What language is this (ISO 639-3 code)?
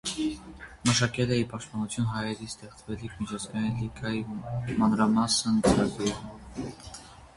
hye